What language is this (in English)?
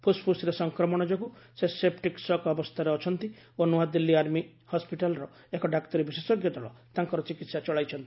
Odia